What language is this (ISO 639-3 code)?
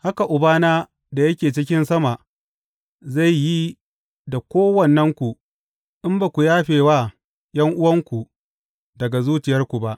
hau